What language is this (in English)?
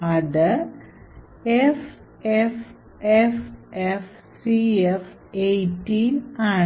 Malayalam